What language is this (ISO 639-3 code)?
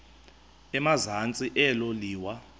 xho